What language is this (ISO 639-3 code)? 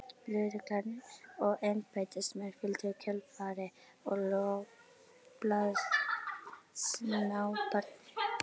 isl